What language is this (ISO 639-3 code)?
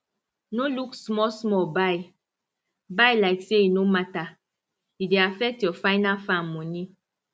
pcm